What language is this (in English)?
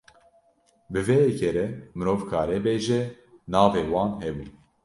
Kurdish